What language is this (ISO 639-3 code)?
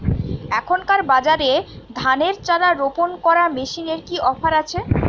ben